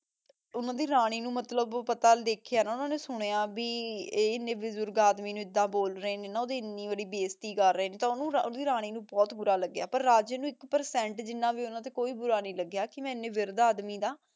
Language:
Punjabi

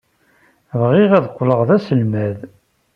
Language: Kabyle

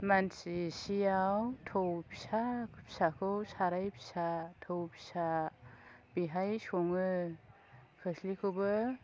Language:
Bodo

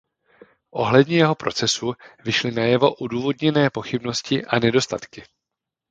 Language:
Czech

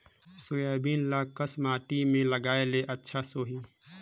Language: Chhattisgarhi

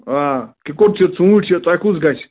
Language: Kashmiri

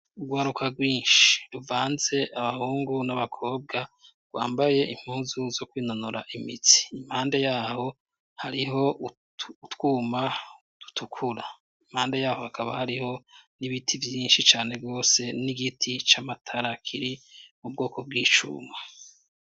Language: Rundi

